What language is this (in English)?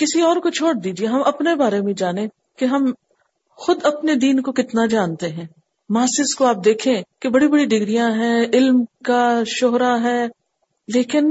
Urdu